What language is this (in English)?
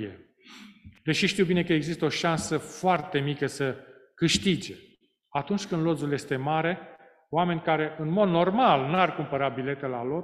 Romanian